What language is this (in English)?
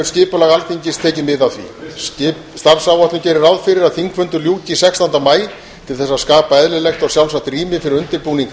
Icelandic